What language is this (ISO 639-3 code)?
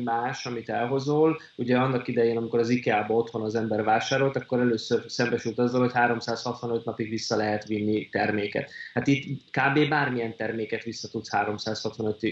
hun